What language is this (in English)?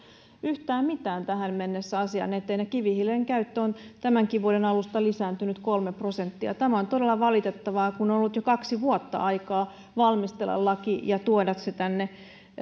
Finnish